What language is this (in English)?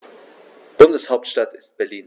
German